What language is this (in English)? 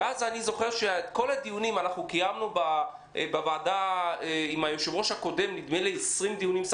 Hebrew